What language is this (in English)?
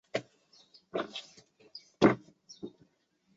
Chinese